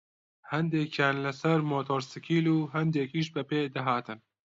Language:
Central Kurdish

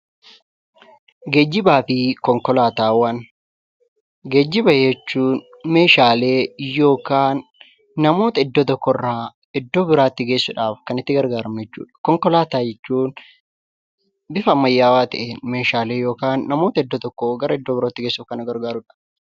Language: Oromo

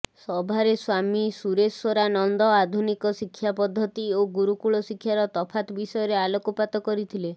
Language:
Odia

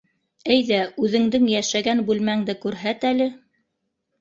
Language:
Bashkir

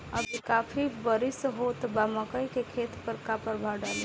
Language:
Bhojpuri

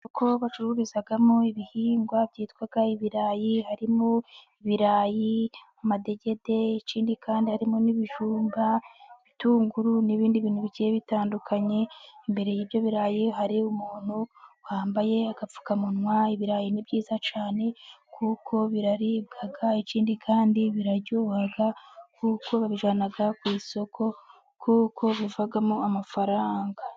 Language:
Kinyarwanda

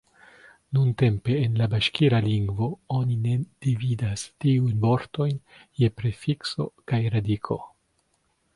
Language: Esperanto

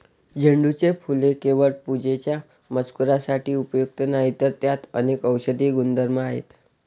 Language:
Marathi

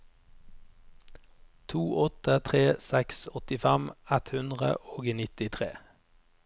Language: Norwegian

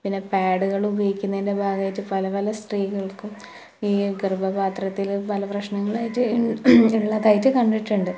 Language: Malayalam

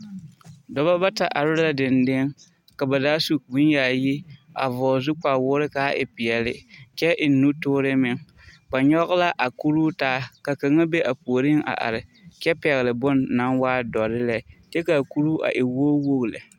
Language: Southern Dagaare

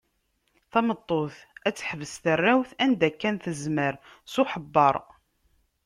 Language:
Kabyle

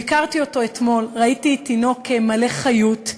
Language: Hebrew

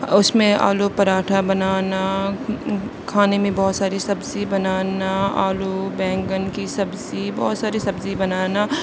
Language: Urdu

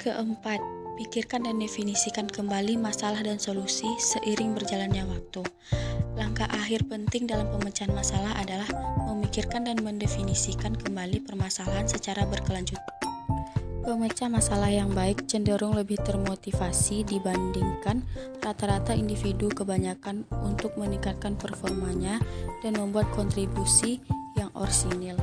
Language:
Indonesian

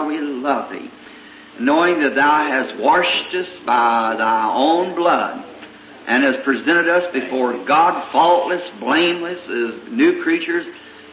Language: English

